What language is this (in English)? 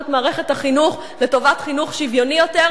Hebrew